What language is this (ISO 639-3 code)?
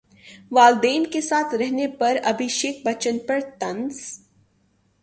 urd